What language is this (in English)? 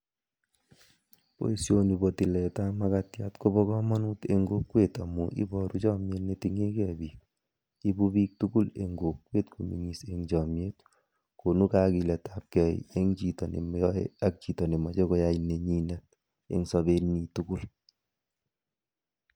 Kalenjin